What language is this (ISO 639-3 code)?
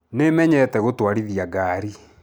kik